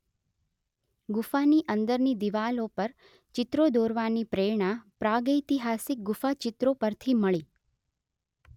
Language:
Gujarati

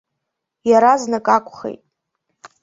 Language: Abkhazian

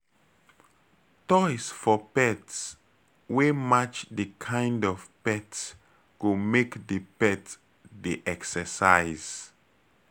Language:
Nigerian Pidgin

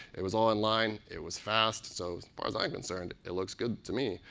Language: English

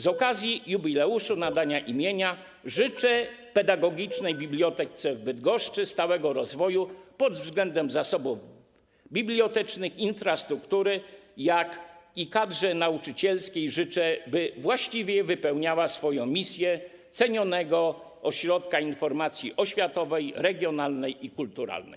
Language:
Polish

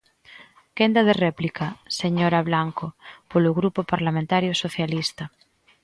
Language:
Galician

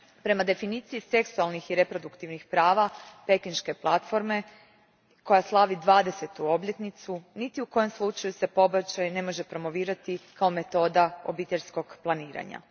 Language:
Croatian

